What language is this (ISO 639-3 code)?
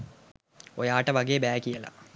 sin